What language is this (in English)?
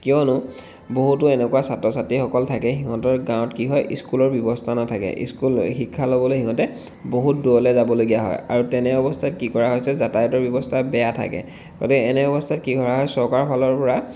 Assamese